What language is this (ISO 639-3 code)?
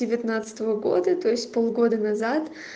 rus